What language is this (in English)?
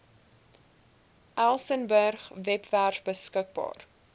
Afrikaans